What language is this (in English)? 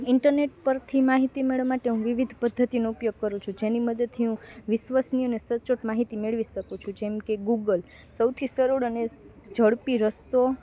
Gujarati